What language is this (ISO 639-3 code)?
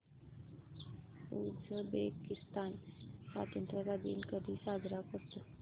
mar